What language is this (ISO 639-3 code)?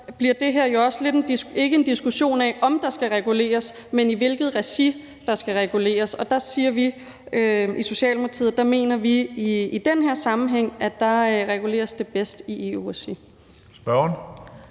dan